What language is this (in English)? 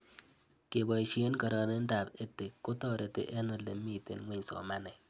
Kalenjin